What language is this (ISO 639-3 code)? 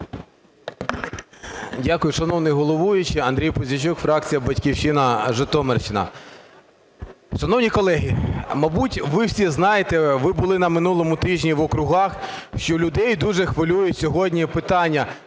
ukr